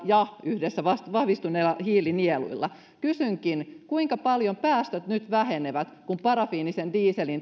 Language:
Finnish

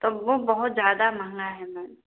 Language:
Hindi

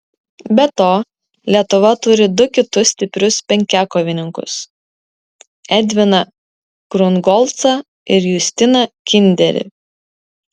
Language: Lithuanian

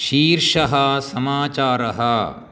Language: Sanskrit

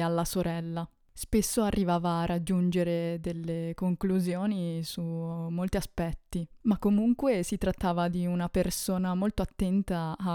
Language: Italian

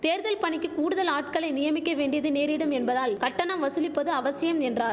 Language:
Tamil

